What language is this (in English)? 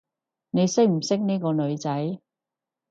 Cantonese